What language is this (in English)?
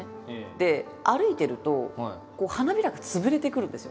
Japanese